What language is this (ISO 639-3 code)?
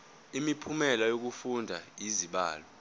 zul